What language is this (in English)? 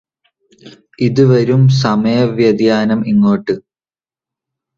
Malayalam